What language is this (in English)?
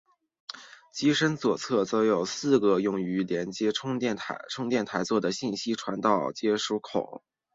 Chinese